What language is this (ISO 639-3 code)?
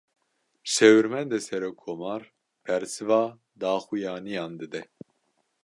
kur